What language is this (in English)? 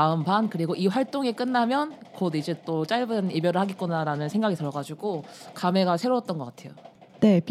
Korean